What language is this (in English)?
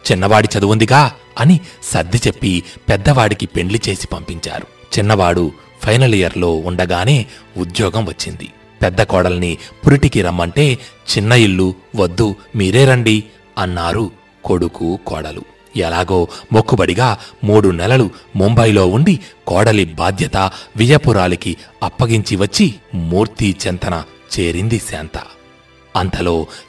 Telugu